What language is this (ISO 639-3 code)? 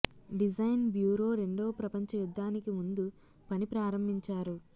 tel